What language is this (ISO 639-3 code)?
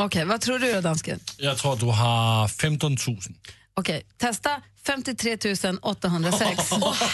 swe